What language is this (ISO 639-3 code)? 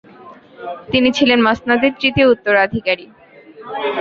ben